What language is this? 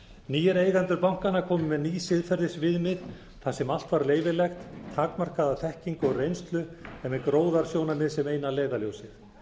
Icelandic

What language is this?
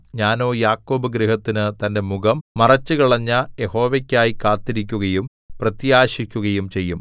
Malayalam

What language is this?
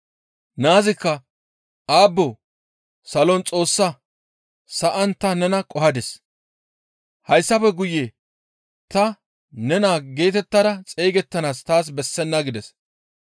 Gamo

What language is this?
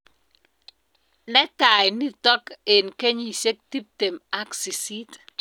Kalenjin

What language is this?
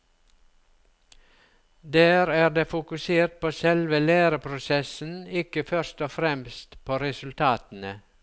Norwegian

